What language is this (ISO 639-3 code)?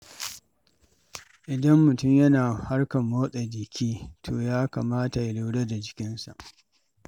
hau